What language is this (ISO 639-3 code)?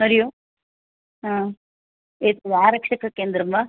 san